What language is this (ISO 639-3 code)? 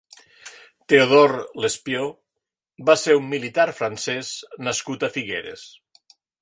cat